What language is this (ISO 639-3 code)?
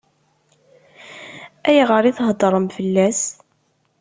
kab